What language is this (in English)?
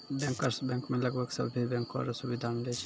Maithili